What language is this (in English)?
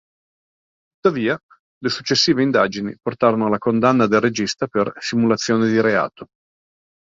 Italian